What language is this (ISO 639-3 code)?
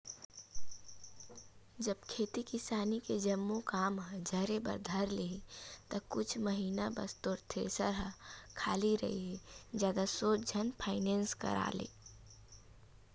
hne